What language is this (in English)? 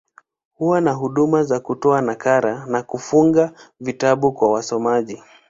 Swahili